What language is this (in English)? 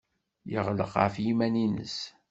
Kabyle